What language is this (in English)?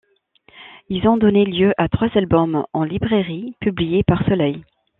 French